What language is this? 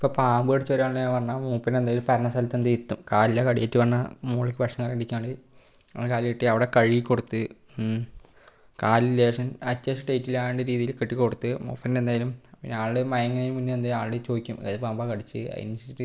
Malayalam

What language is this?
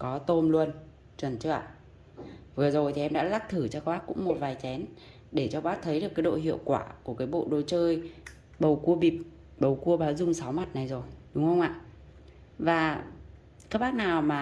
Vietnamese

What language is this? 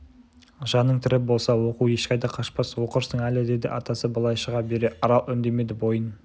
Kazakh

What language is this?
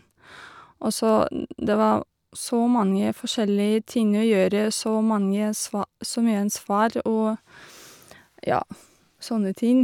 Norwegian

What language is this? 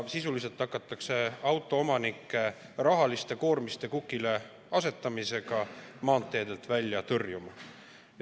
Estonian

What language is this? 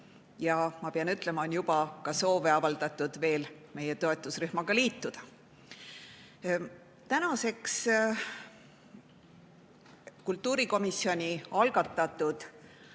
Estonian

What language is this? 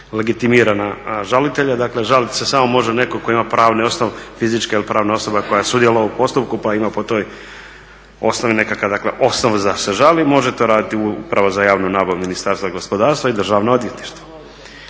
Croatian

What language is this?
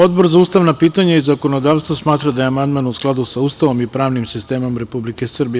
Serbian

